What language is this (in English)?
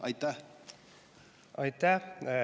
Estonian